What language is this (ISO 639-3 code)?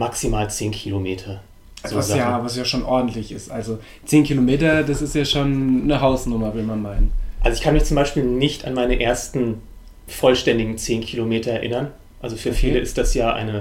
deu